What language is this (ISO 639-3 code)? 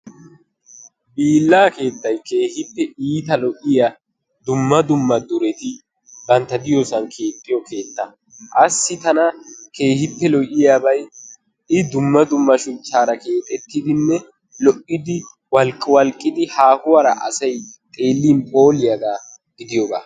wal